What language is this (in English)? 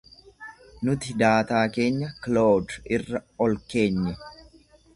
Oromo